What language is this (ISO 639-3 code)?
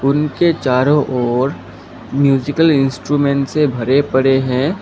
hin